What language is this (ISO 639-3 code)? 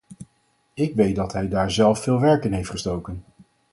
nld